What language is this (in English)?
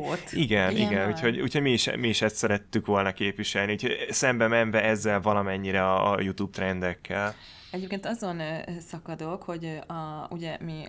Hungarian